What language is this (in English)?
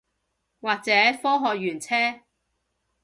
Cantonese